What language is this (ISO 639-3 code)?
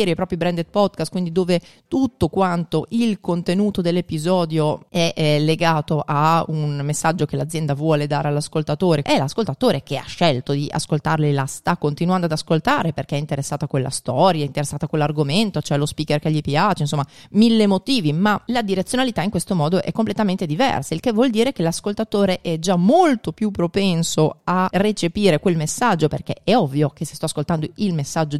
ita